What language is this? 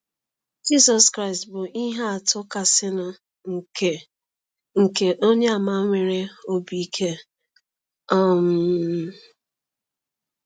Igbo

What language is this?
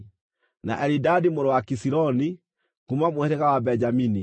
Kikuyu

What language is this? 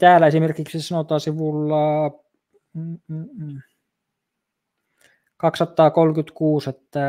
Finnish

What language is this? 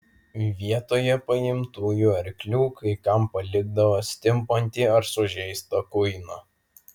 Lithuanian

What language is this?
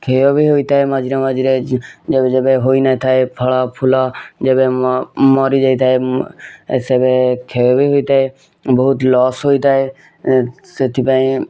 Odia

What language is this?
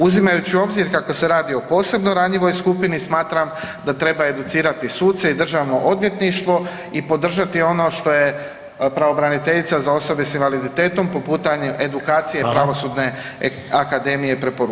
Croatian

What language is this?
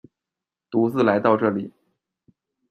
Chinese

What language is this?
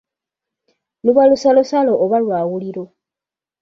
Ganda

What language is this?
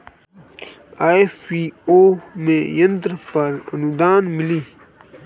Bhojpuri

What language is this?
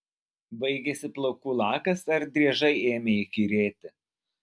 Lithuanian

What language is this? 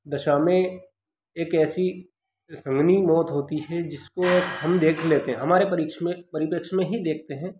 Hindi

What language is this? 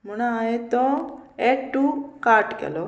Konkani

